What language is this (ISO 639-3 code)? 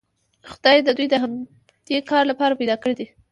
pus